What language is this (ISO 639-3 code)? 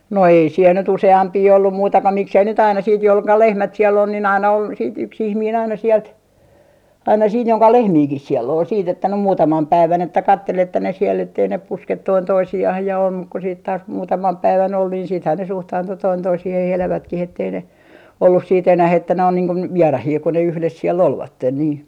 fin